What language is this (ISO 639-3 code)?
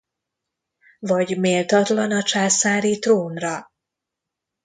hun